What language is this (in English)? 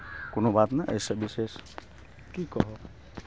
Maithili